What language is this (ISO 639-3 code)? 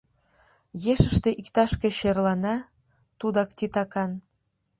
chm